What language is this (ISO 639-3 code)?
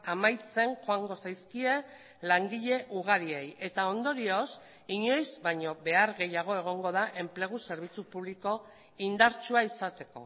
eus